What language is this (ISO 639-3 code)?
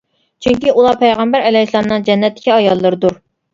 uig